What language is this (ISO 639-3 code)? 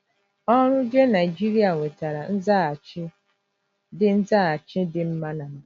ibo